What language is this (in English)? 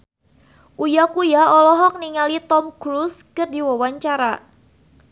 Sundanese